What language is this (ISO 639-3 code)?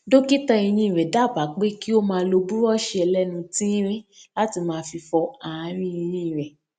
yor